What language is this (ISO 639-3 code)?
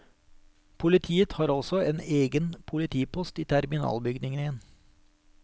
nor